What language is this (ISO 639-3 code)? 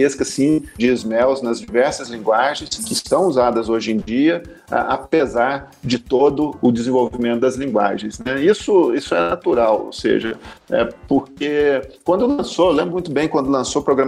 por